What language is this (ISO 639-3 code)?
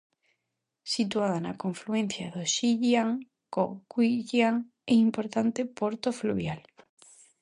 glg